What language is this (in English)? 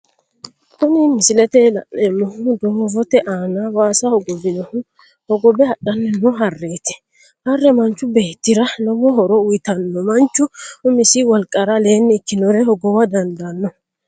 Sidamo